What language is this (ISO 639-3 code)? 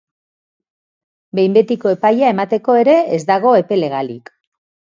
eus